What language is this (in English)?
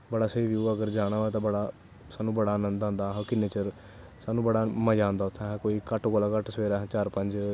Dogri